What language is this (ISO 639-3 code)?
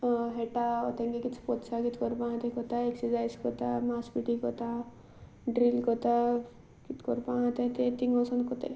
kok